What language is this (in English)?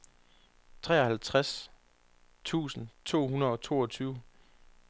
Danish